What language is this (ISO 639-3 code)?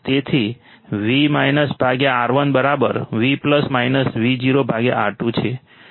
guj